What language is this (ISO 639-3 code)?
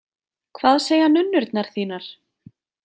isl